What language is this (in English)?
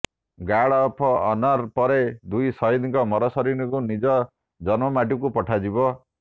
Odia